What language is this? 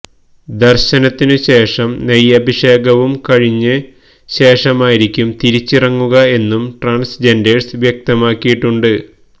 Malayalam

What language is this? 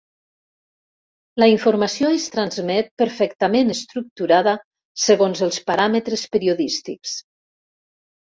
Catalan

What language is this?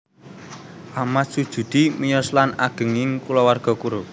Javanese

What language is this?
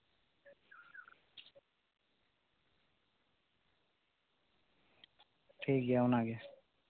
Santali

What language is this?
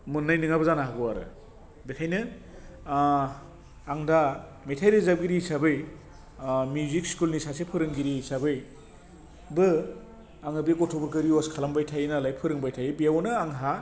Bodo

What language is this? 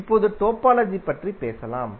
Tamil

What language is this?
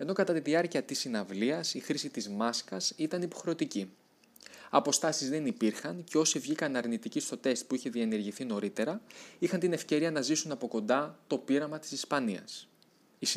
Greek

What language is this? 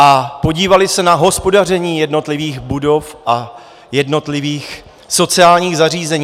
Czech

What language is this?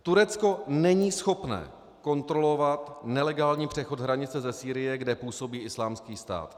Czech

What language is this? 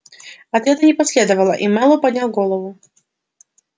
Russian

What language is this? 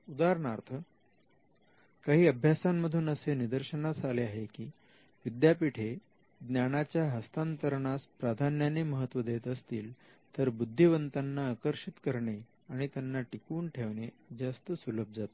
Marathi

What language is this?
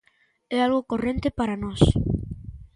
Galician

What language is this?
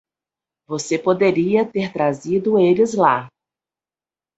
Portuguese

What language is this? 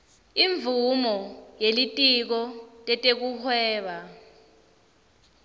Swati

